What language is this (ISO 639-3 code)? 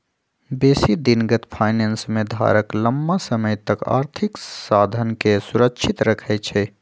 mag